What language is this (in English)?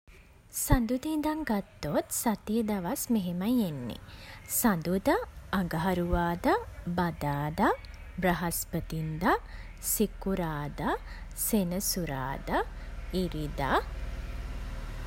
Sinhala